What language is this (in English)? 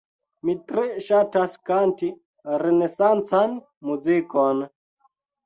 Esperanto